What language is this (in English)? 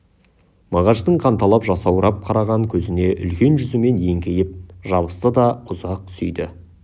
Kazakh